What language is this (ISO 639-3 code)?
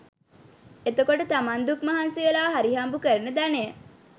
sin